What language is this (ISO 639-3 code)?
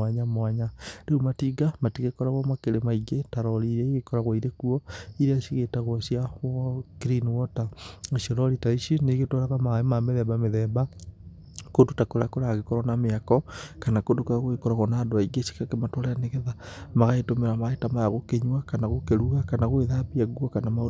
kik